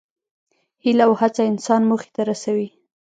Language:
Pashto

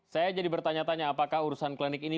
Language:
Indonesian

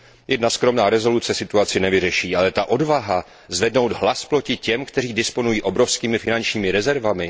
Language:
Czech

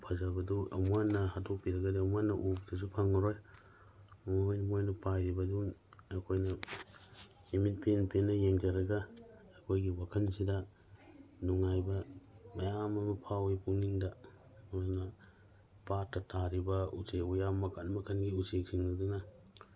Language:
Manipuri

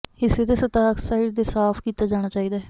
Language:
Punjabi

